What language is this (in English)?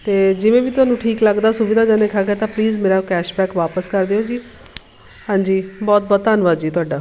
Punjabi